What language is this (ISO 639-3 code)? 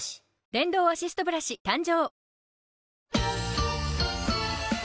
jpn